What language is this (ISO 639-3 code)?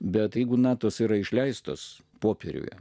lit